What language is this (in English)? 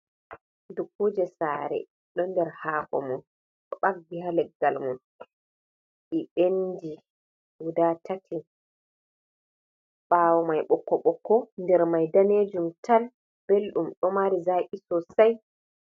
Fula